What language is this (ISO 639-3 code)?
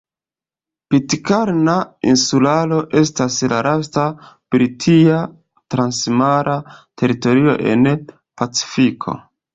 epo